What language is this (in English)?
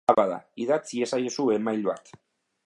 Basque